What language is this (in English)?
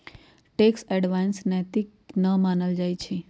Magahi